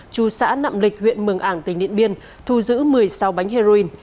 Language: Vietnamese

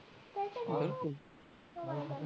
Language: Punjabi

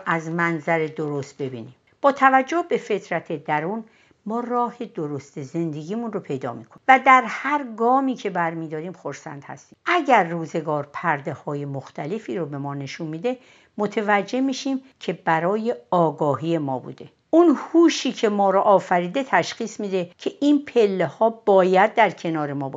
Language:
Persian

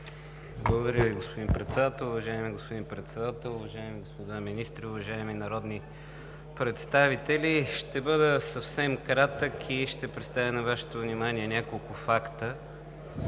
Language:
Bulgarian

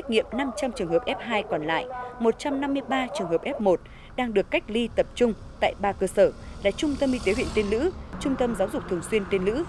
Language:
Vietnamese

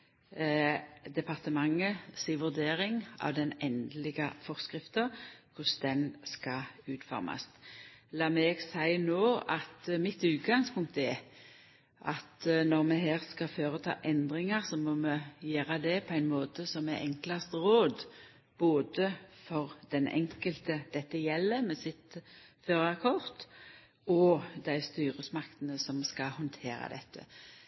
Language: Norwegian Nynorsk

